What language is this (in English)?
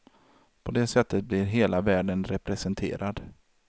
Swedish